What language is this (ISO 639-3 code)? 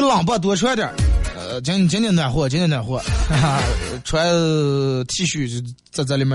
zho